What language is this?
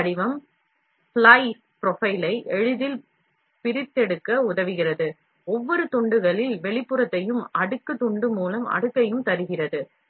Tamil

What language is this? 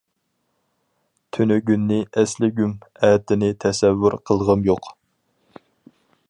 Uyghur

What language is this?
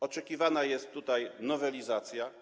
Polish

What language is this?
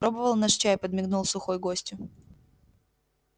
Russian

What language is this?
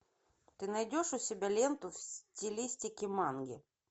Russian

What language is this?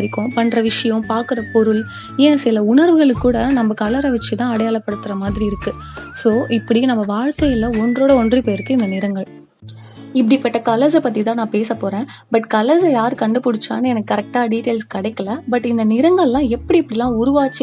Tamil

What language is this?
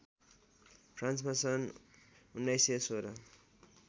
Nepali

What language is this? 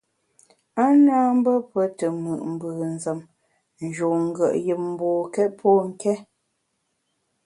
Bamun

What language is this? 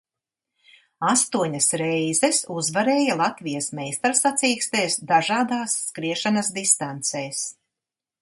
Latvian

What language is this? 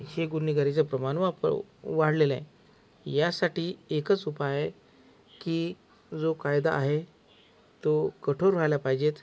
Marathi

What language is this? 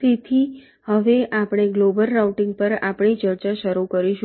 Gujarati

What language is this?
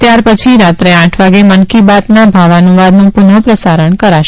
Gujarati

